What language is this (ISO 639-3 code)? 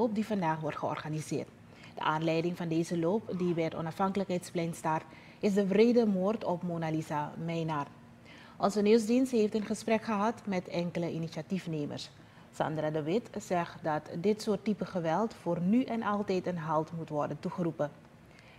nld